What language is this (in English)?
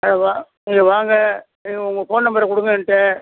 Tamil